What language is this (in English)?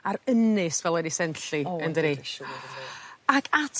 Welsh